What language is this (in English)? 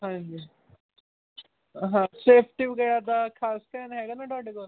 Punjabi